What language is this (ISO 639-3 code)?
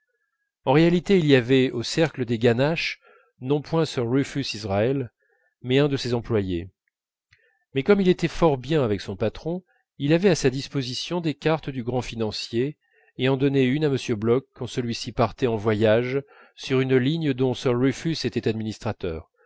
fra